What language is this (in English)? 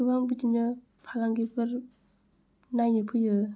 Bodo